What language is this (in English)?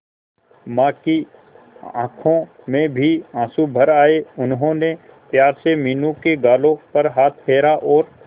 Hindi